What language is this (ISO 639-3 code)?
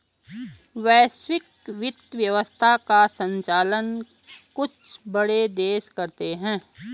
hin